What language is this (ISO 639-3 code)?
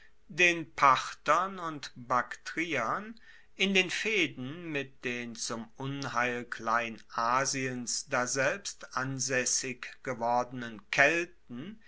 deu